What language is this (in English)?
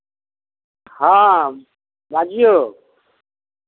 Maithili